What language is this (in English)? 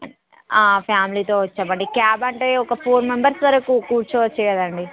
Telugu